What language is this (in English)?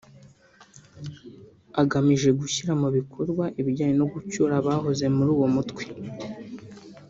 Kinyarwanda